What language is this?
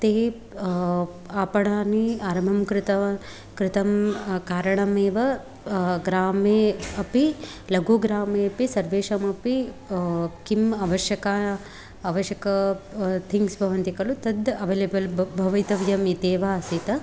Sanskrit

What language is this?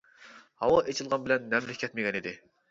Uyghur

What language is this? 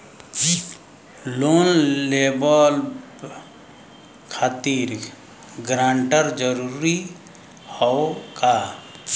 Bhojpuri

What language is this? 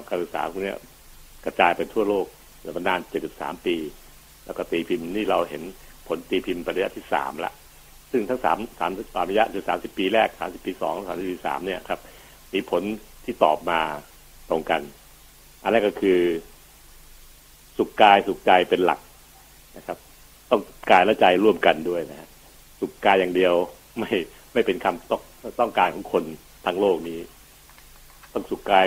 Thai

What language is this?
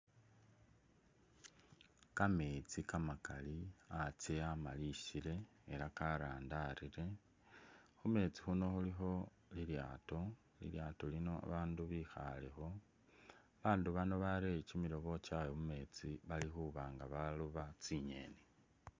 Masaaba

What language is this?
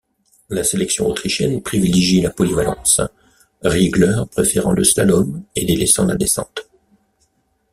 French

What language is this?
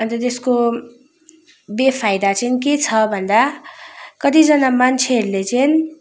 Nepali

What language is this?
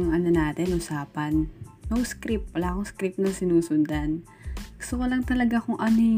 Filipino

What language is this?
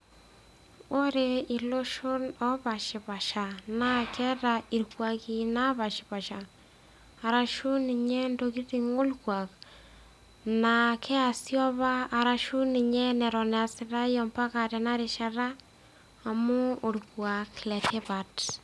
Masai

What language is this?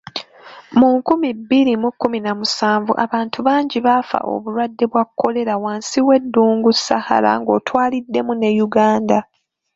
Ganda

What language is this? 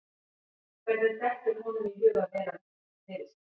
Icelandic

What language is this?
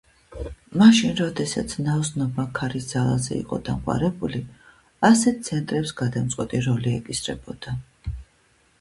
Georgian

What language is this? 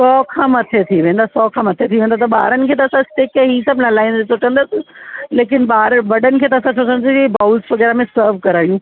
Sindhi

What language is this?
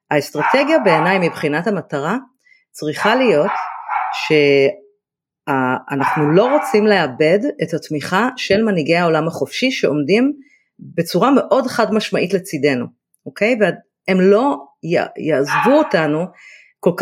Hebrew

